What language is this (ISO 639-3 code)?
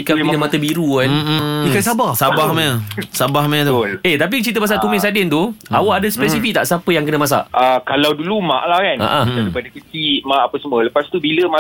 msa